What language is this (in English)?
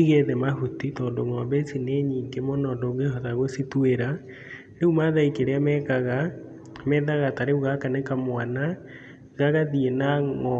Kikuyu